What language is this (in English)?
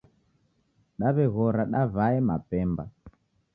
Taita